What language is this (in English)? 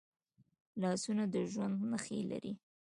Pashto